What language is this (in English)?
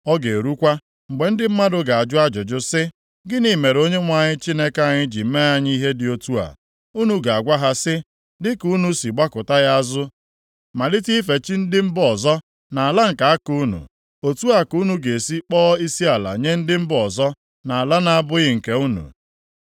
Igbo